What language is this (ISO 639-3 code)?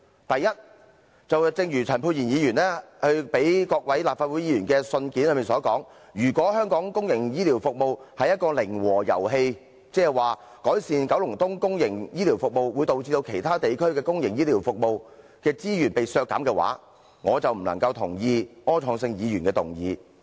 yue